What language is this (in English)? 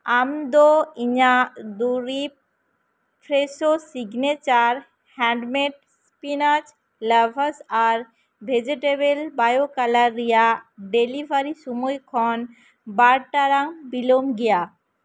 Santali